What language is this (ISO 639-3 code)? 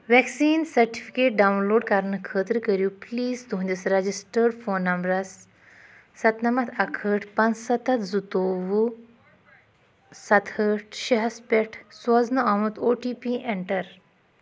kas